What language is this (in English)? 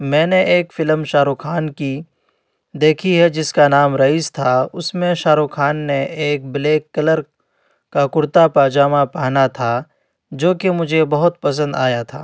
Urdu